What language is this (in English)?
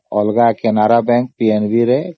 Odia